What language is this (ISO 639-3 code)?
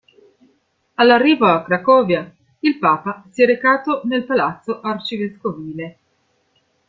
ita